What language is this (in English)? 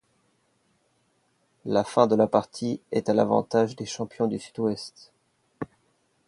French